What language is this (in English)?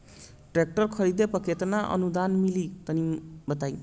Bhojpuri